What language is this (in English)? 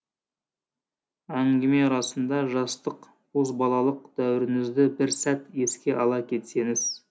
Kazakh